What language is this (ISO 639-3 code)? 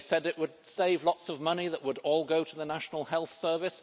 eng